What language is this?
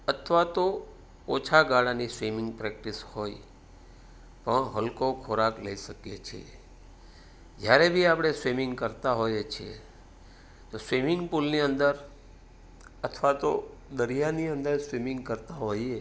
Gujarati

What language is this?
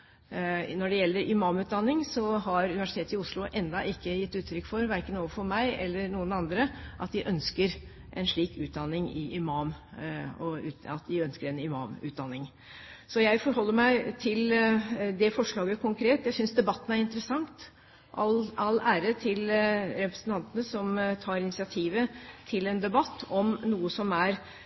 Norwegian Bokmål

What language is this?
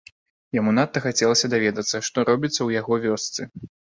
Belarusian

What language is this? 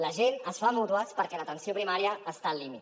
Catalan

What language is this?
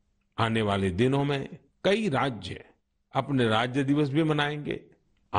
Hindi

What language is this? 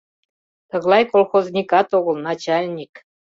Mari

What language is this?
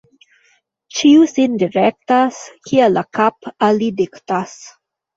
Esperanto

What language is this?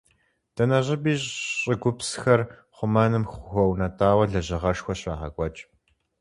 Kabardian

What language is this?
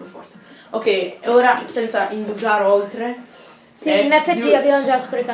Italian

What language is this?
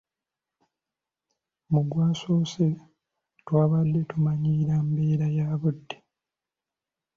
Ganda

